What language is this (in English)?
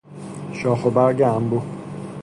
Persian